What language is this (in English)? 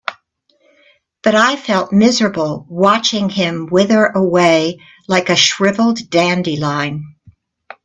English